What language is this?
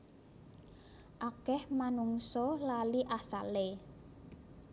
Javanese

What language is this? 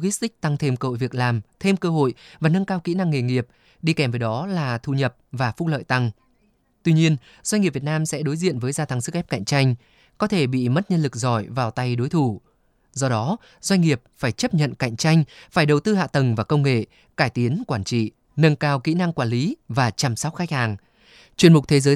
Vietnamese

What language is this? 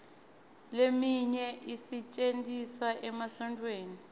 Swati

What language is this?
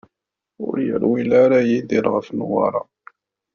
Kabyle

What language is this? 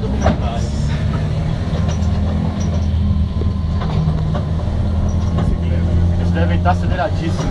Portuguese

